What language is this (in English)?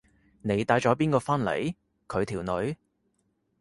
Cantonese